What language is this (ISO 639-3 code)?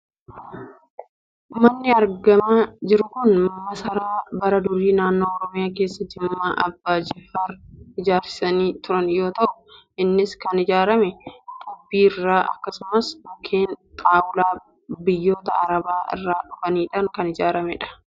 orm